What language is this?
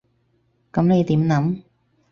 Cantonese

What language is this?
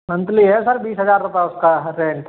Hindi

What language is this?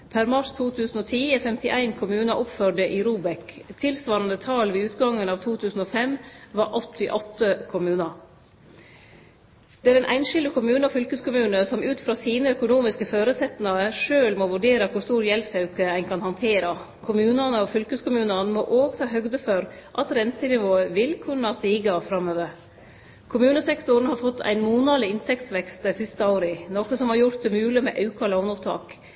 Norwegian Nynorsk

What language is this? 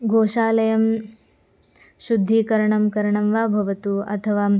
Sanskrit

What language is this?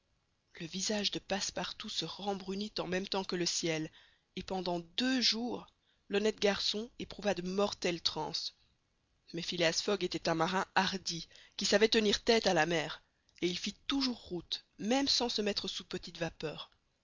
French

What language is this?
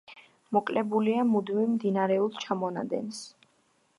Georgian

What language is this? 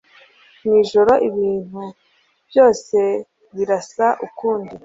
Kinyarwanda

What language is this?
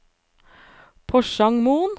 Norwegian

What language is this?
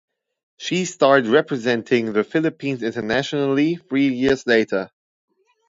English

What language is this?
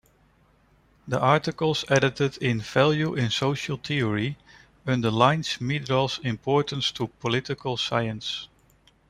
English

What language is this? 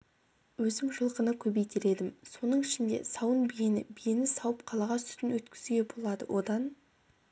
Kazakh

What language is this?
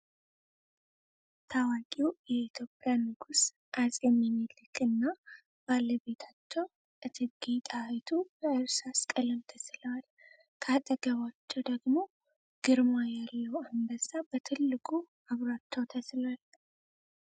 Amharic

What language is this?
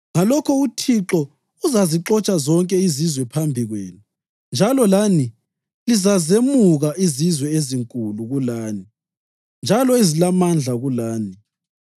North Ndebele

